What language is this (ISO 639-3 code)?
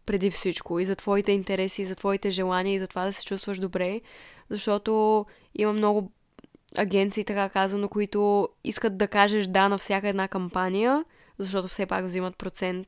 bul